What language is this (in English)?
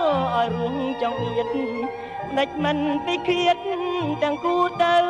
Thai